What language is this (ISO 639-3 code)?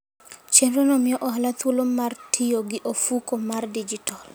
luo